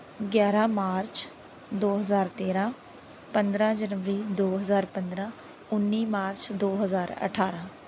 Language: Punjabi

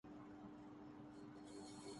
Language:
Urdu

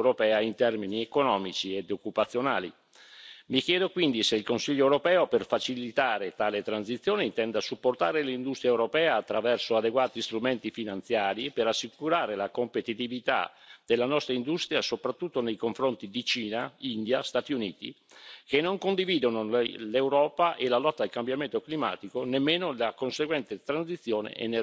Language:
Italian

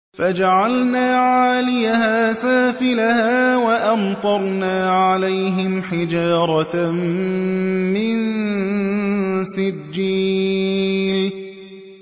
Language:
Arabic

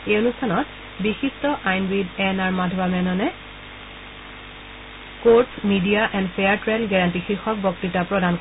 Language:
Assamese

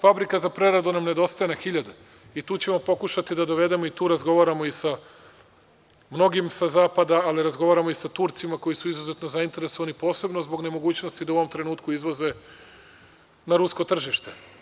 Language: Serbian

